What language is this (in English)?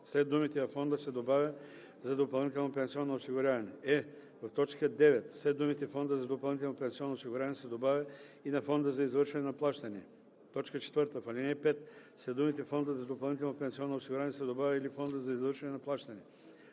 Bulgarian